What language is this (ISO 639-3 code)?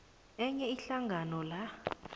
nbl